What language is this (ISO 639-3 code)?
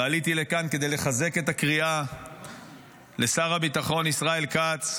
heb